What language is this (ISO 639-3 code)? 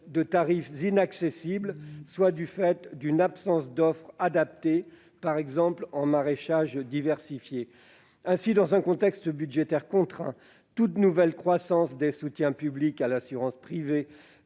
fra